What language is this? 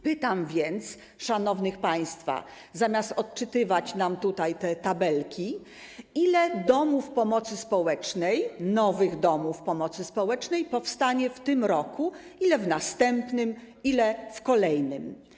Polish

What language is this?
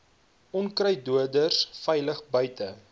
Afrikaans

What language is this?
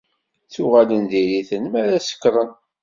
Kabyle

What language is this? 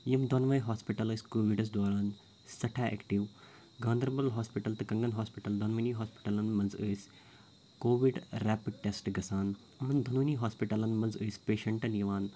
Kashmiri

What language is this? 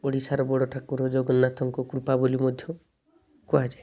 Odia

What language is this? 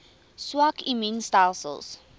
Afrikaans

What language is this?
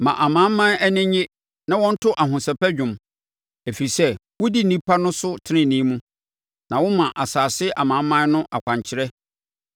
Akan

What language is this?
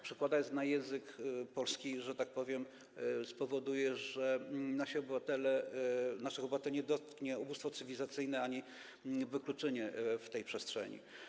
Polish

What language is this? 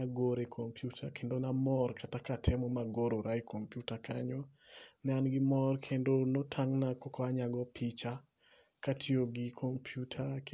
Luo (Kenya and Tanzania)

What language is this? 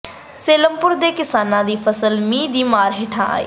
Punjabi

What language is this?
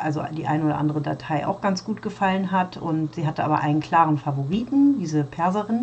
German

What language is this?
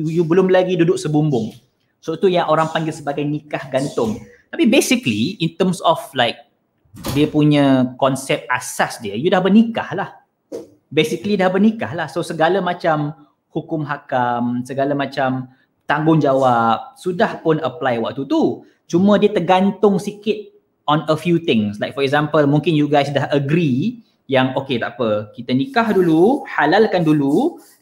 Malay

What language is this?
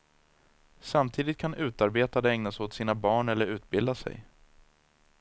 Swedish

